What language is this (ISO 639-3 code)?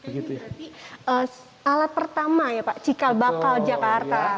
ind